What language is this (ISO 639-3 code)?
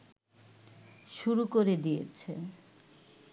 ben